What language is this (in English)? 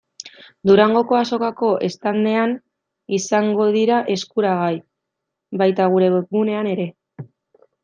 Basque